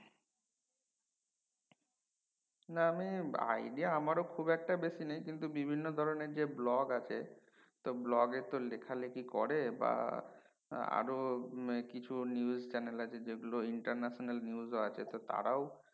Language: Bangla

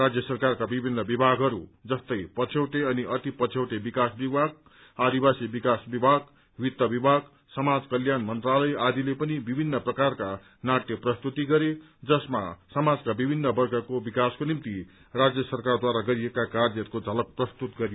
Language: Nepali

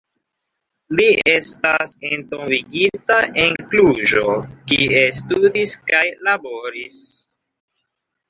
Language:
Esperanto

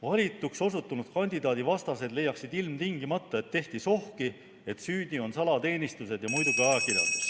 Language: Estonian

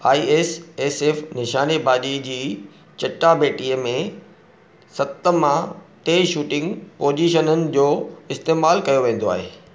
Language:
Sindhi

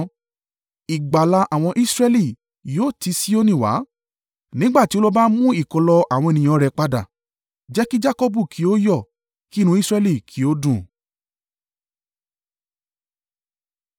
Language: Yoruba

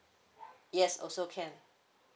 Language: English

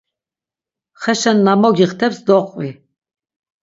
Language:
Laz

